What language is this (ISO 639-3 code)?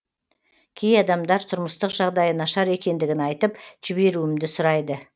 kaz